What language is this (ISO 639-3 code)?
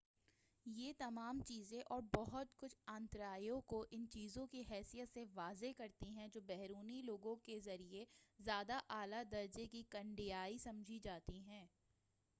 urd